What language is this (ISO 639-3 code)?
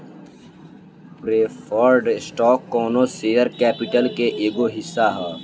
bho